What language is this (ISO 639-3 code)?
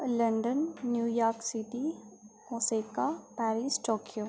doi